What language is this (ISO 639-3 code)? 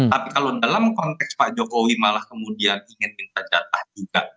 ind